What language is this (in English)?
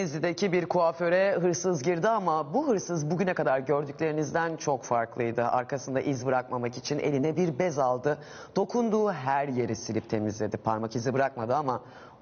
Turkish